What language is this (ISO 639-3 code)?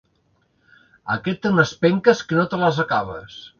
cat